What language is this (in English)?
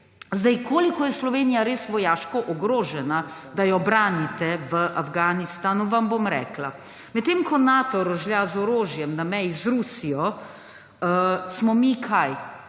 Slovenian